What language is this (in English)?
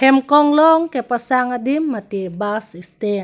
Karbi